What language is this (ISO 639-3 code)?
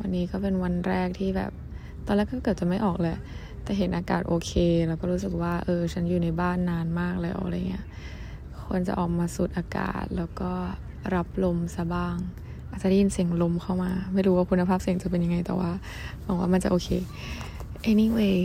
tha